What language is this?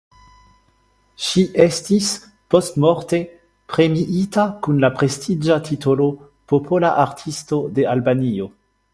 Esperanto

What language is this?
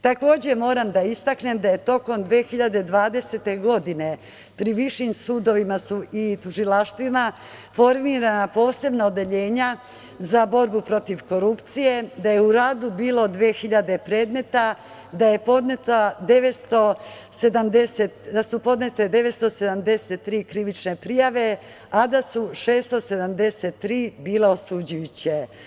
Serbian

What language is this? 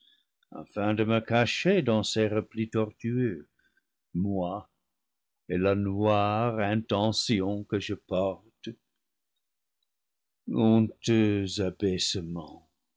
French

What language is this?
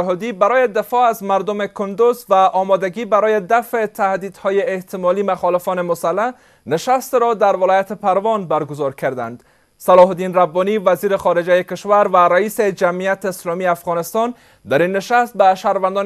Persian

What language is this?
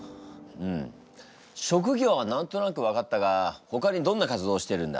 Japanese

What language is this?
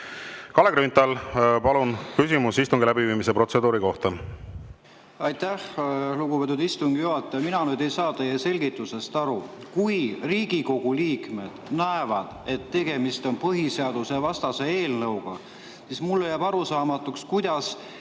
Estonian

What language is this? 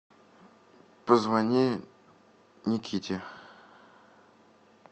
Russian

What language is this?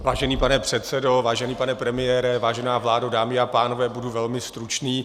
Czech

